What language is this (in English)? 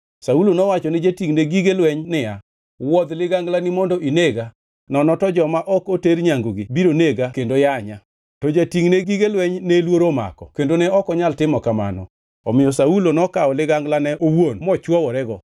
Luo (Kenya and Tanzania)